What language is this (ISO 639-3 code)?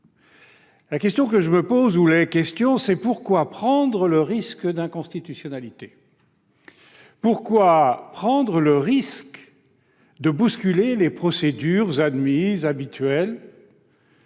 fra